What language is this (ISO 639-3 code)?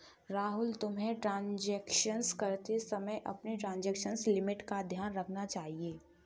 hin